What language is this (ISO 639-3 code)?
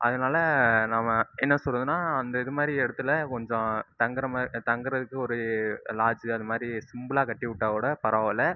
tam